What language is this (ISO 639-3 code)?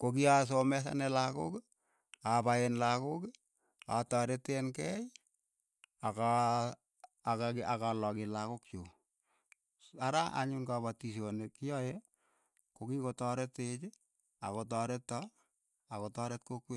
eyo